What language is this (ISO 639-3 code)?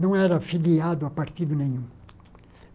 por